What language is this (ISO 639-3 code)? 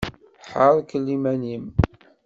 kab